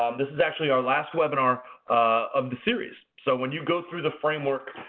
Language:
English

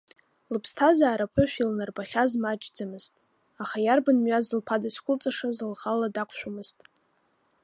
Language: Abkhazian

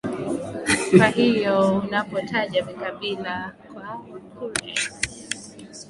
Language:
Swahili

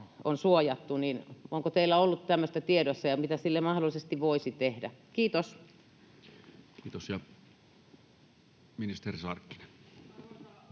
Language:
Finnish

